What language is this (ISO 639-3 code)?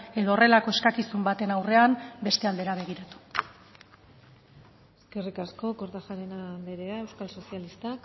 eus